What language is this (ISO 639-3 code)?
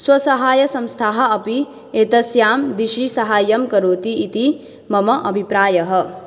san